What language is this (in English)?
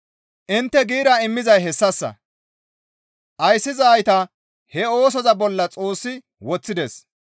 Gamo